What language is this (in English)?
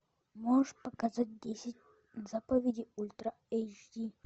Russian